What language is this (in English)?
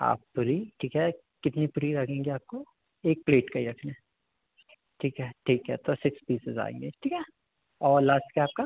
Hindi